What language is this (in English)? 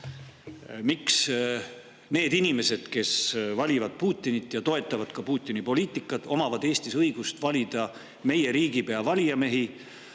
Estonian